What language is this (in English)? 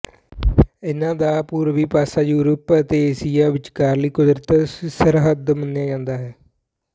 Punjabi